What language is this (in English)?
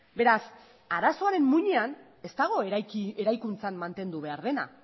Basque